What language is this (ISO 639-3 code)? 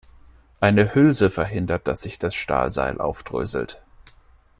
deu